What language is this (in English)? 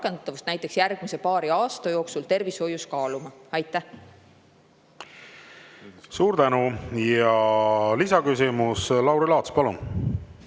Estonian